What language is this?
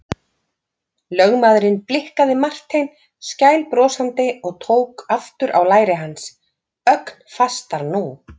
Icelandic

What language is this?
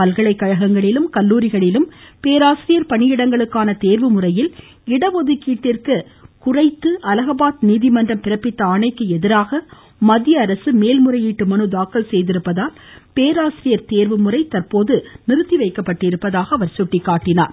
Tamil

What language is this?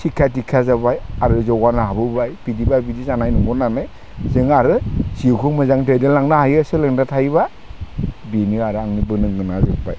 Bodo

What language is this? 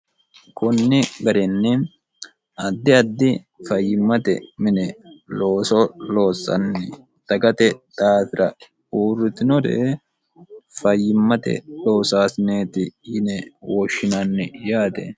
Sidamo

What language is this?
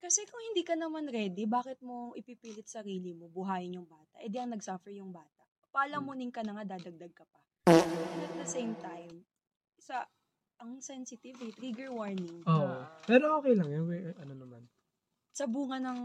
Filipino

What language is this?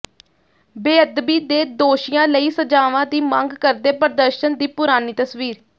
Punjabi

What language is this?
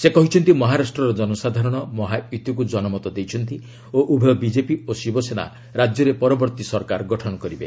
Odia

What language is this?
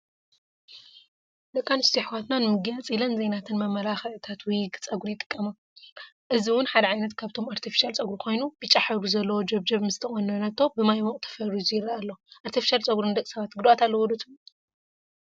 Tigrinya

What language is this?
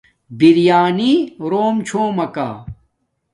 Domaaki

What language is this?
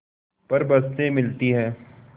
Hindi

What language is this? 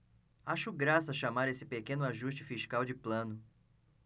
Portuguese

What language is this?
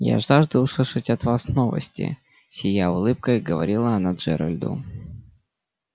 Russian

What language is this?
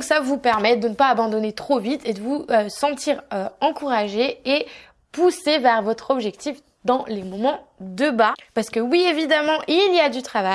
French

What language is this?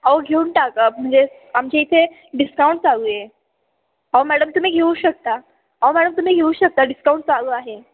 Marathi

